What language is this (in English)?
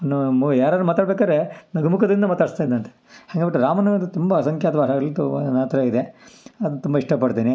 Kannada